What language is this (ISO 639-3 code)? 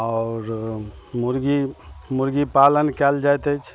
mai